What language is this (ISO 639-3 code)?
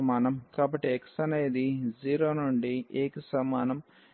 tel